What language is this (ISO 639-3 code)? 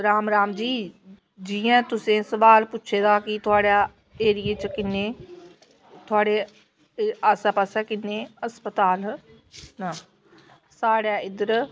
doi